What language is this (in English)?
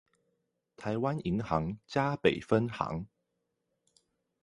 Chinese